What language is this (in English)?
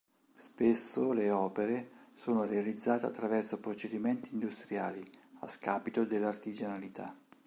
Italian